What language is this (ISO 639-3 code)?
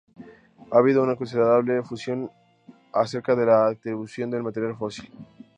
spa